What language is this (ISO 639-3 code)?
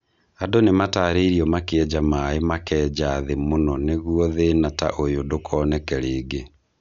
kik